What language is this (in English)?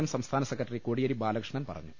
Malayalam